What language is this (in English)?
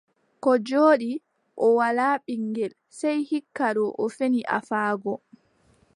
Adamawa Fulfulde